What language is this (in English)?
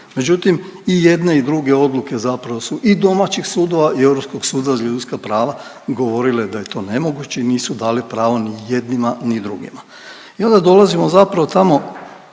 Croatian